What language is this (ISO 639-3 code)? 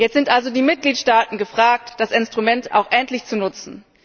deu